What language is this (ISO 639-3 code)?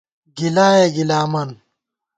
gwt